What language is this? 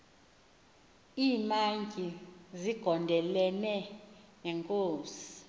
Xhosa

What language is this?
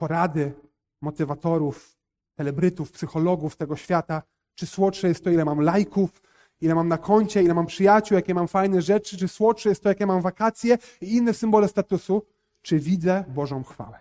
Polish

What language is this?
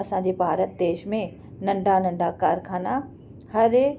Sindhi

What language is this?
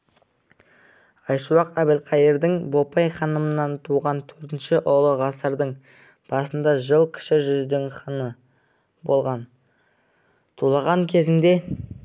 Kazakh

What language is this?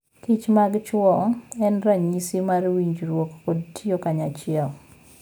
Luo (Kenya and Tanzania)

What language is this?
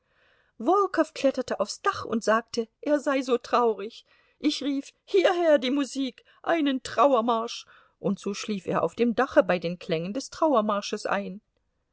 German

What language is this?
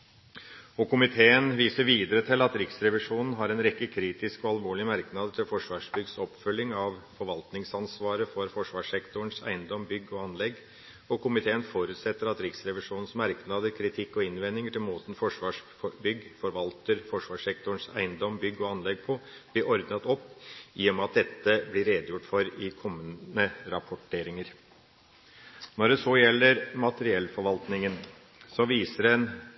Norwegian Bokmål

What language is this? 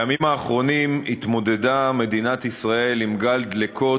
Hebrew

